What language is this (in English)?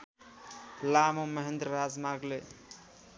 Nepali